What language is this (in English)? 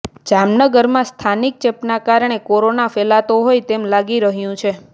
Gujarati